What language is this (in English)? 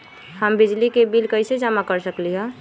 Magahi